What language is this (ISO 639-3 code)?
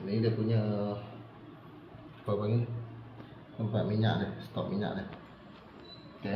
msa